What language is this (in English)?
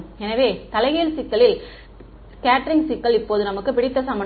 Tamil